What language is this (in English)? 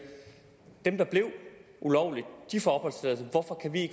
Danish